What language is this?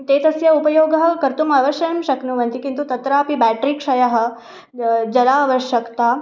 Sanskrit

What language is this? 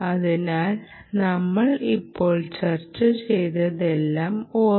Malayalam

